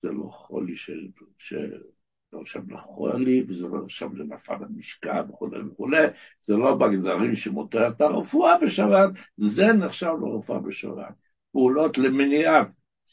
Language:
Hebrew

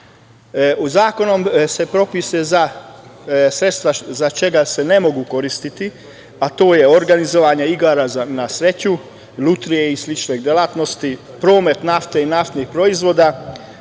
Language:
Serbian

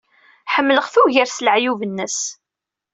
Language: Kabyle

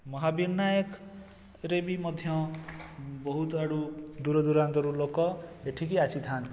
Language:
Odia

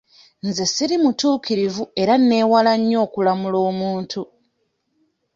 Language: Ganda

